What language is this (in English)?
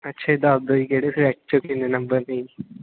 Punjabi